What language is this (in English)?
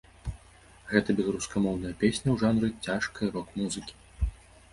Belarusian